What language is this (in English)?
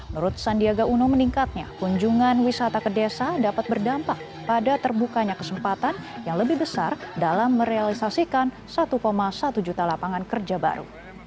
Indonesian